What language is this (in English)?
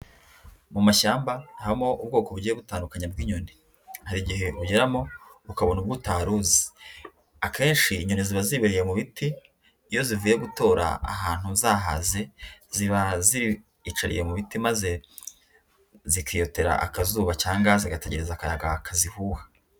Kinyarwanda